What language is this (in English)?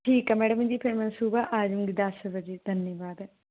Punjabi